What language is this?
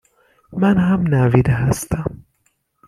Persian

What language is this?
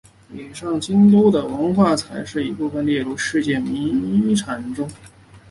Chinese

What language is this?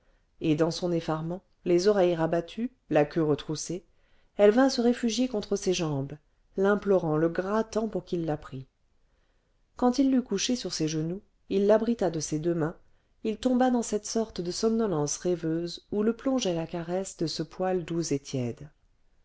French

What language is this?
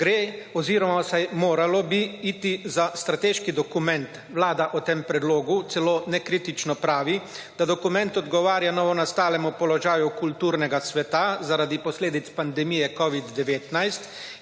Slovenian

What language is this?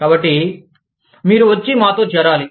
Telugu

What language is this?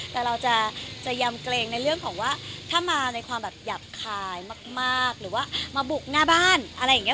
Thai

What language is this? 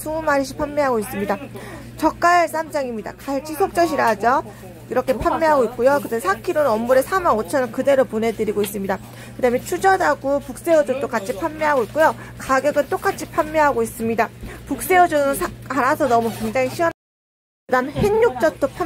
Korean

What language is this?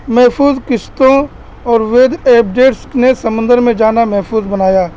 Urdu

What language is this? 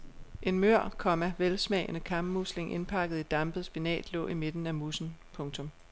Danish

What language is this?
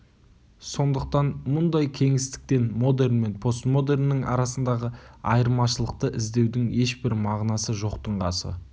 Kazakh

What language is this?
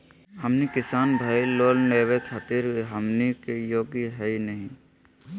Magahi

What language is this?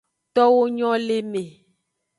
Aja (Benin)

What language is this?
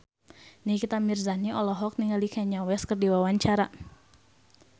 Sundanese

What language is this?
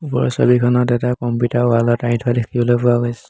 Assamese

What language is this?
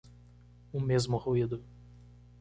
Portuguese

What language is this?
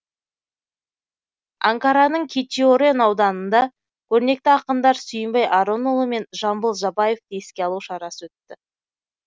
Kazakh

